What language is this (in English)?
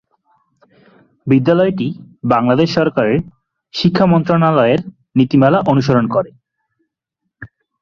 Bangla